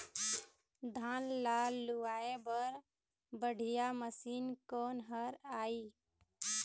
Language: Chhattisgarhi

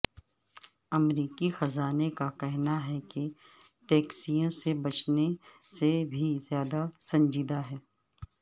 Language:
Urdu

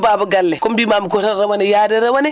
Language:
Fula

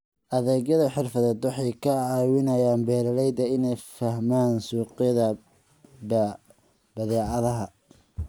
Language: Somali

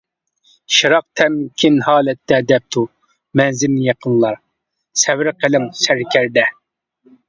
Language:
Uyghur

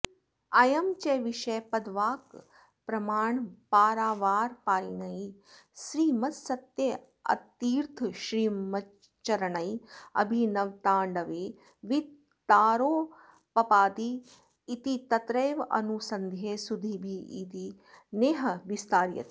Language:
Sanskrit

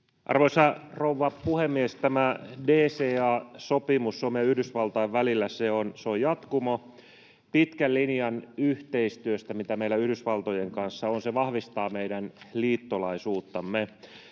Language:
Finnish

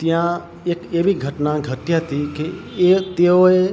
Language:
Gujarati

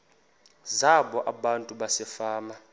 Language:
Xhosa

